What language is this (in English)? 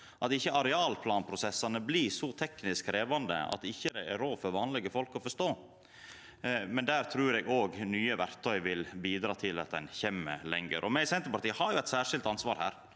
Norwegian